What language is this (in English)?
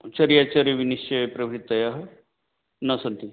Sanskrit